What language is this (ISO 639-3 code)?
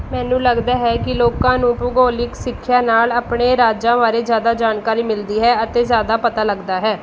pan